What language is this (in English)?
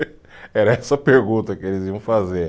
Portuguese